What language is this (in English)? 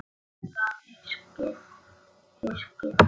Icelandic